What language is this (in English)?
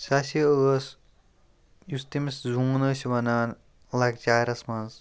Kashmiri